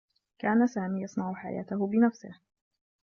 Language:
Arabic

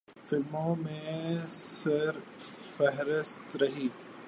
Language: Urdu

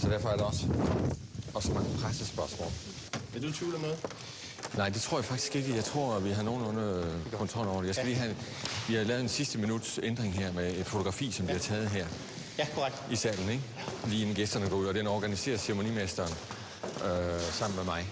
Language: Danish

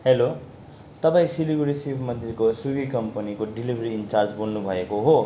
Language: Nepali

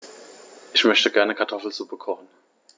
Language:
German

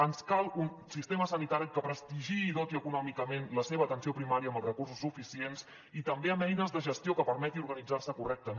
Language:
Catalan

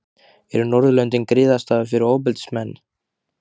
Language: Icelandic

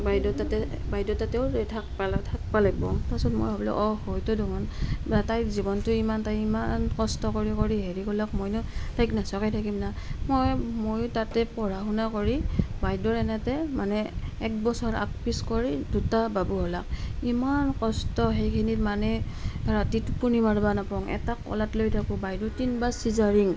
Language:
Assamese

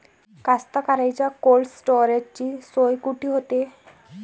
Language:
Marathi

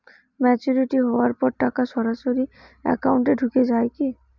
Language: Bangla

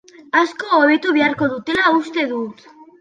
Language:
Basque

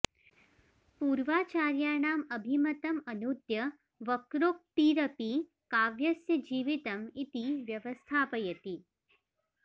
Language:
Sanskrit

